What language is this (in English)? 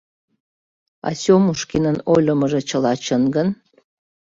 Mari